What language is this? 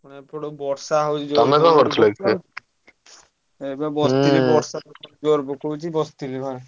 Odia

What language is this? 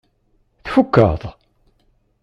Kabyle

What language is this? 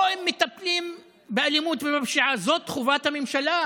Hebrew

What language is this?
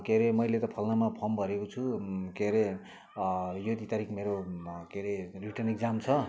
Nepali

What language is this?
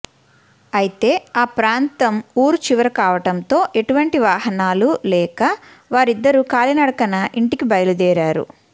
Telugu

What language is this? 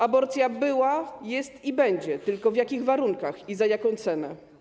Polish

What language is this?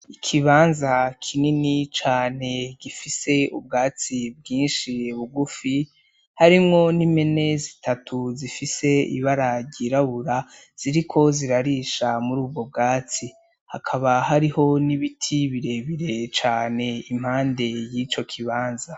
Rundi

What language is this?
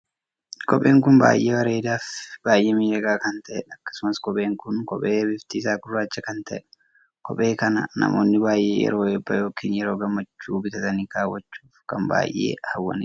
Oromo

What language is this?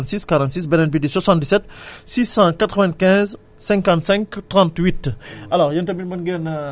Wolof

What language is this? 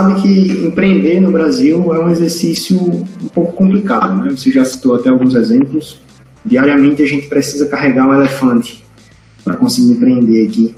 Portuguese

